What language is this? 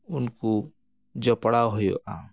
Santali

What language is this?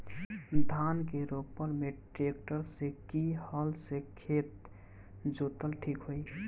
Bhojpuri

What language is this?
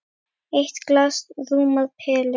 Icelandic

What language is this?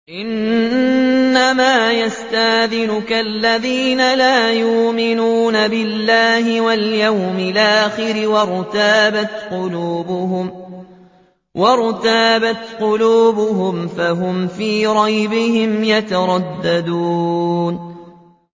Arabic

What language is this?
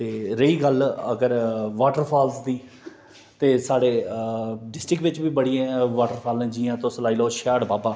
Dogri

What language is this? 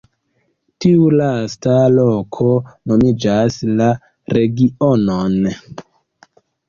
Esperanto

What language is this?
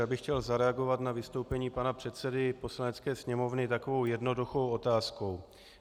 Czech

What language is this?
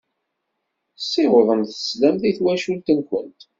Kabyle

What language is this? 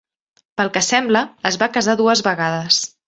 Catalan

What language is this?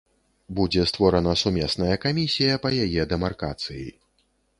Belarusian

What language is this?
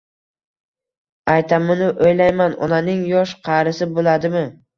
Uzbek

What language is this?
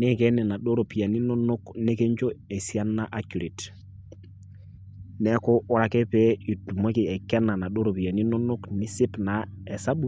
Masai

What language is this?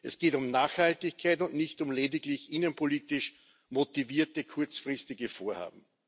German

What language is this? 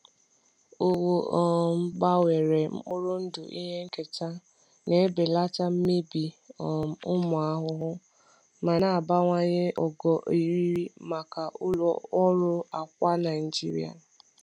Igbo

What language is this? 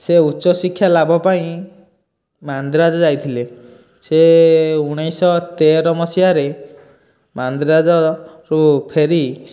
Odia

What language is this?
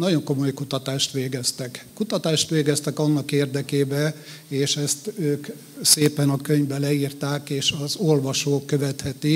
Hungarian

